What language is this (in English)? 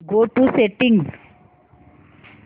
Marathi